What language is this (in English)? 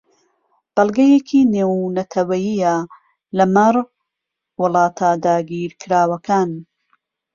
Central Kurdish